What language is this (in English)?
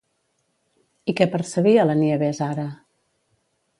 Catalan